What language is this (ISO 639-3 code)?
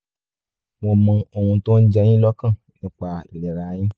yor